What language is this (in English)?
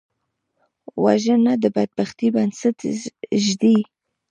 Pashto